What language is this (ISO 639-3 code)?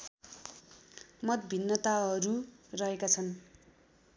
nep